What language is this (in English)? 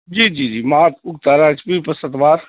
Urdu